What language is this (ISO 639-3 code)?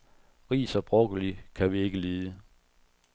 dan